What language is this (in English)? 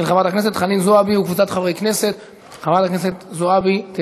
Hebrew